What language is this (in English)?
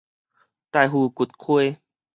Min Nan Chinese